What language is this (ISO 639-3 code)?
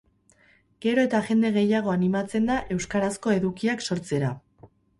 eus